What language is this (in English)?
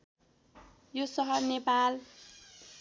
Nepali